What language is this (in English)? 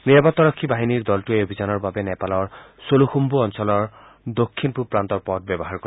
Assamese